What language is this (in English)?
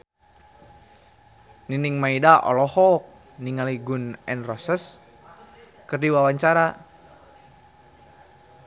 Sundanese